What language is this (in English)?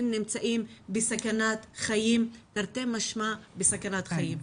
Hebrew